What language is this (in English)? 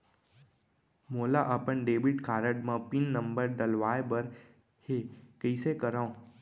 Chhattisgarhi